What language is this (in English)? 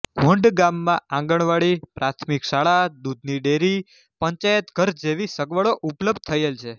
Gujarati